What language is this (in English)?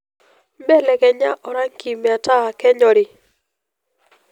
Masai